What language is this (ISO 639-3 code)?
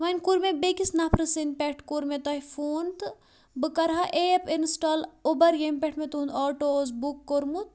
kas